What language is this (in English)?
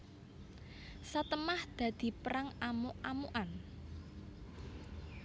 Javanese